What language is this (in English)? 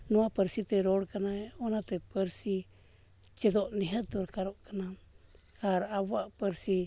Santali